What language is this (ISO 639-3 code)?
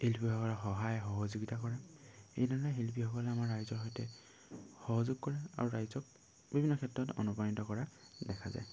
asm